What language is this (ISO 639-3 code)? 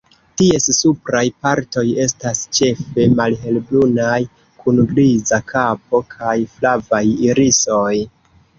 epo